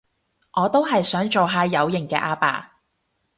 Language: Cantonese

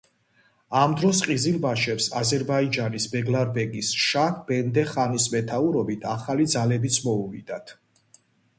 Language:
Georgian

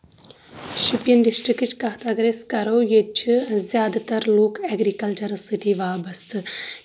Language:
Kashmiri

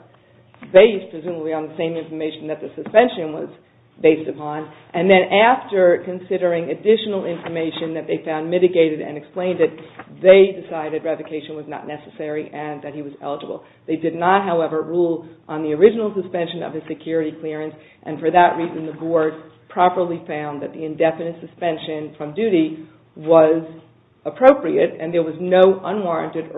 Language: English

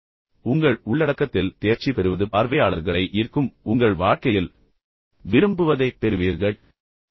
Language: Tamil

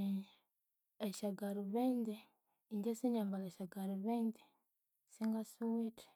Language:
Konzo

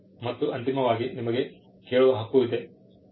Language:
Kannada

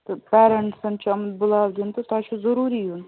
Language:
Kashmiri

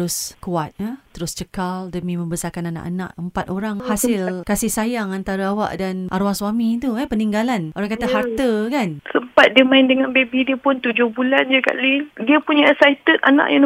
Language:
Malay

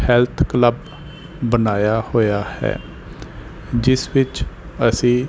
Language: Punjabi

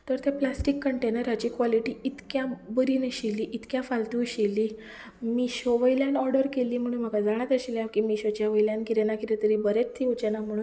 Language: Konkani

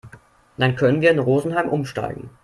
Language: German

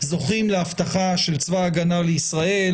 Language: Hebrew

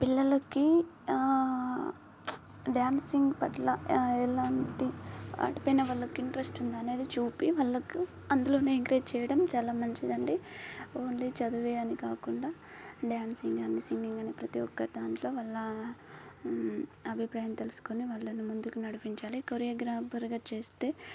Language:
Telugu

